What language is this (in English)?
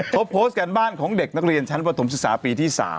Thai